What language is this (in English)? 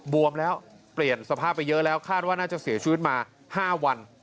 Thai